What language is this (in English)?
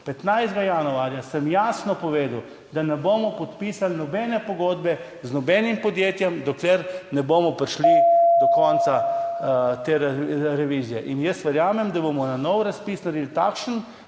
Slovenian